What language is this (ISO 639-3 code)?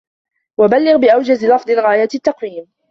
ara